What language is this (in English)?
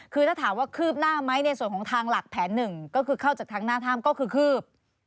Thai